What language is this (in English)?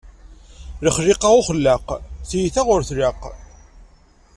Kabyle